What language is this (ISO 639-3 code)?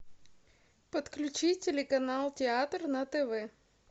rus